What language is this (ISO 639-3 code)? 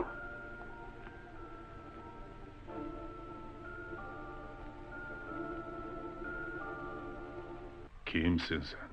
tur